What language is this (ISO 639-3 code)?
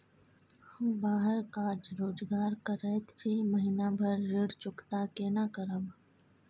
mai